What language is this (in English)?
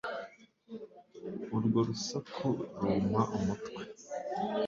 Kinyarwanda